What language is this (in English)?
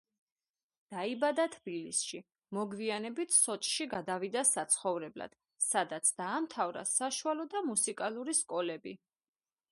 Georgian